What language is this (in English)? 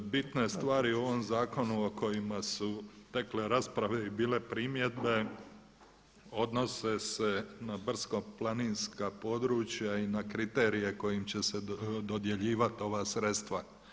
Croatian